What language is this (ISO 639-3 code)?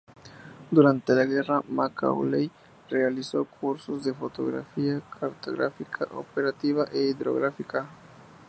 spa